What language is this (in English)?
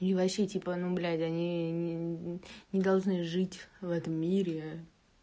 Russian